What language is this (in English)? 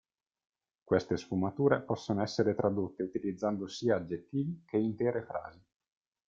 Italian